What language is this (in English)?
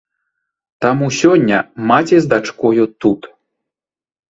Belarusian